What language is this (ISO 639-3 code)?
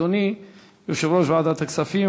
heb